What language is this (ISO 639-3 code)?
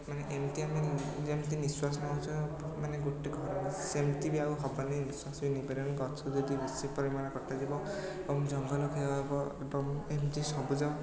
ori